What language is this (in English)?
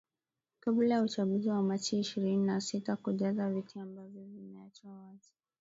Swahili